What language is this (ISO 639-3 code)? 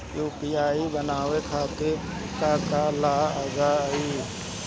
bho